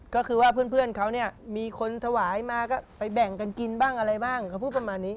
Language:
Thai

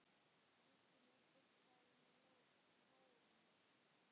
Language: Icelandic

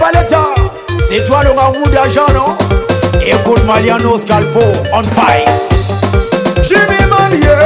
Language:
Arabic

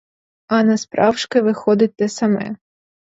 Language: Ukrainian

